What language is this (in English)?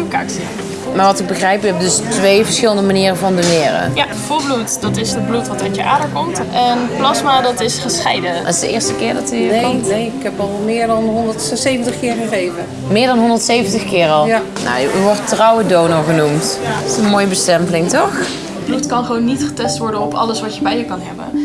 Dutch